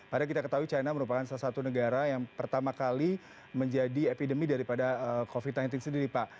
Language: Indonesian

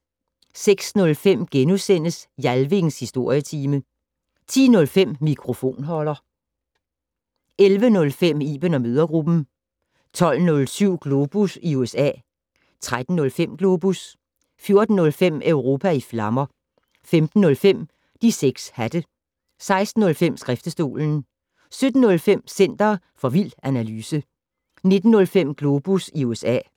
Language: Danish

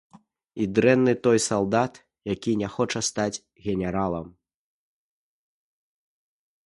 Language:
Belarusian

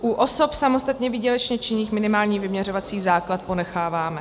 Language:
Czech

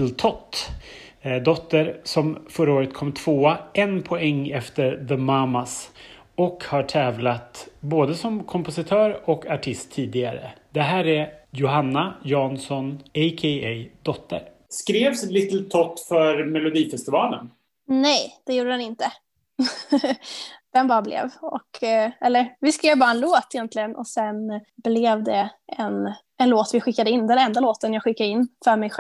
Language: Swedish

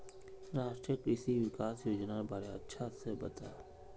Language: Magahi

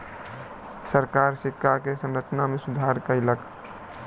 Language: Maithili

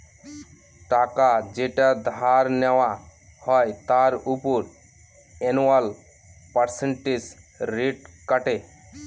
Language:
Bangla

